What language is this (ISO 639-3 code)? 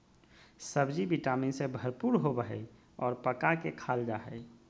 mag